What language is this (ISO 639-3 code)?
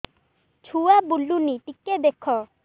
ori